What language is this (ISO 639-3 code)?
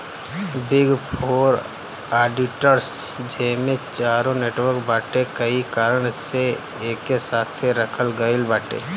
bho